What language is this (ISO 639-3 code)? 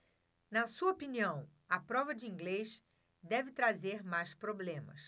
por